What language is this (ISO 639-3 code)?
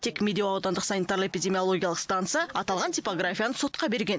kaz